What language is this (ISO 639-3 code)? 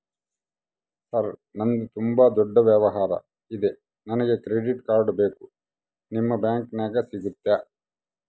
kan